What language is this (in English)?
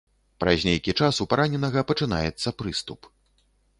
Belarusian